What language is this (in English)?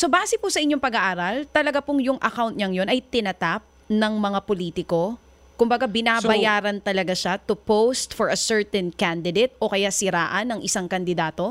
Filipino